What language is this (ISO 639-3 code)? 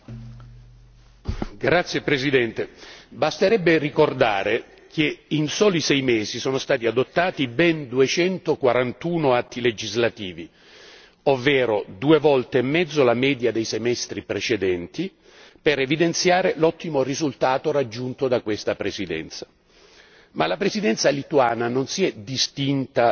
ita